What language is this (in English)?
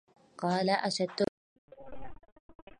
Arabic